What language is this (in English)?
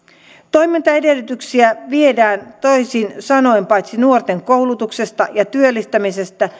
Finnish